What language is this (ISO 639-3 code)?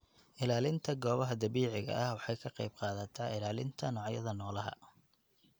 som